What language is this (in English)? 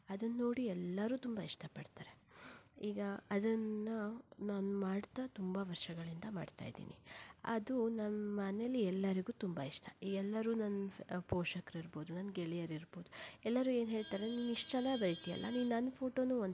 Kannada